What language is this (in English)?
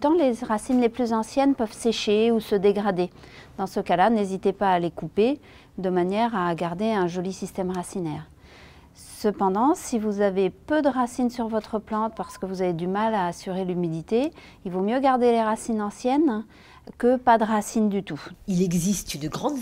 French